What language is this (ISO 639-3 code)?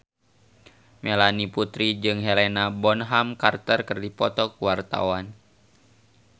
sun